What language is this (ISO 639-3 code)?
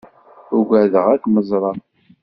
kab